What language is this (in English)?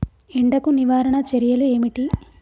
Telugu